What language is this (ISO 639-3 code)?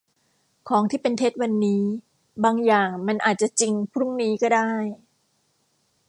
tha